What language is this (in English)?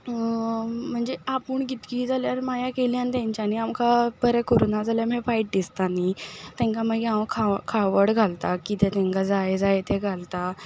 Konkani